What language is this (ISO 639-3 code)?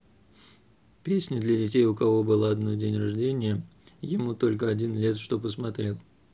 rus